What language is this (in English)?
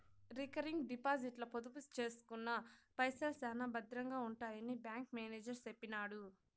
Telugu